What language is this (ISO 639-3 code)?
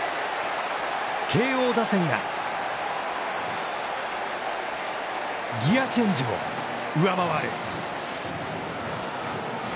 jpn